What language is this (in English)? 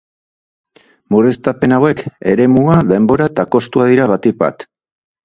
Basque